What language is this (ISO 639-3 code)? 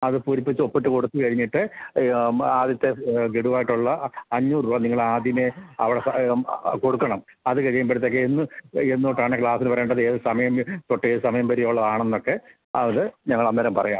mal